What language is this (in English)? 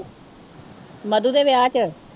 Punjabi